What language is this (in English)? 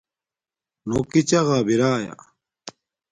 Domaaki